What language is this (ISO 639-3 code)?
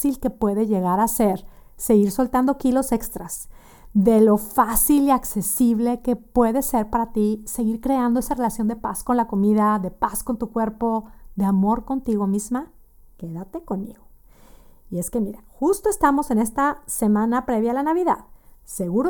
spa